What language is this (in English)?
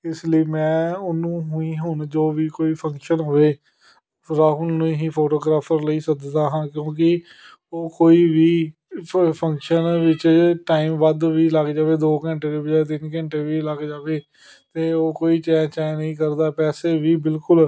Punjabi